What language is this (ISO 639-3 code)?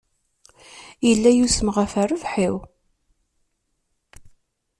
kab